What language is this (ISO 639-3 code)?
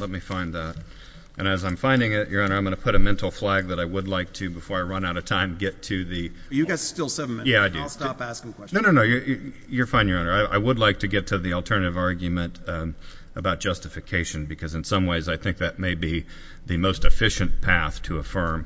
eng